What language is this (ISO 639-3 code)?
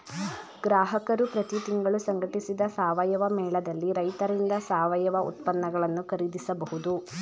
kan